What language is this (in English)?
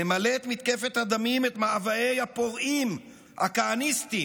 Hebrew